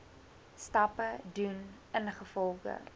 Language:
Afrikaans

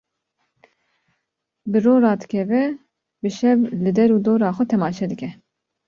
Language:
Kurdish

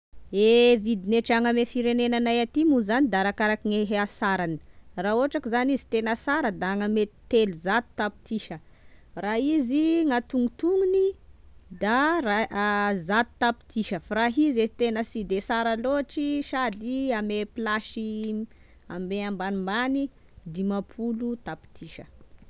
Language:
Tesaka Malagasy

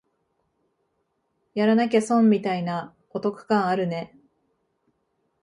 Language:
Japanese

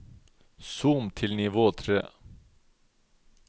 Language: Norwegian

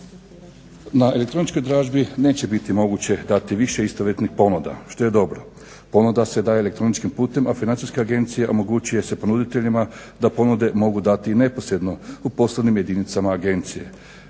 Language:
Croatian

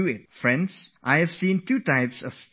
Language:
English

